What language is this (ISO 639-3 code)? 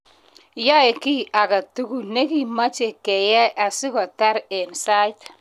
kln